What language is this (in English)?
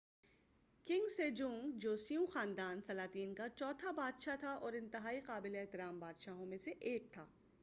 Urdu